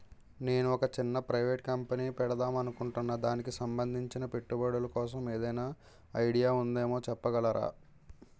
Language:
Telugu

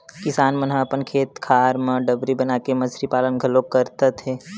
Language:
Chhattisgarhi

